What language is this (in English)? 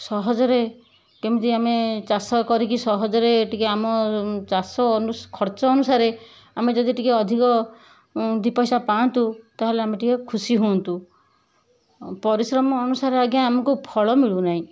Odia